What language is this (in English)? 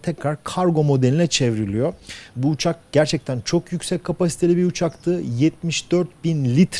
Turkish